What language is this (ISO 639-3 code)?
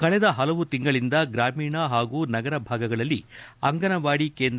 kan